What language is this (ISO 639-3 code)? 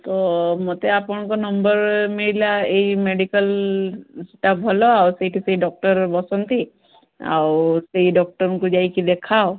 ori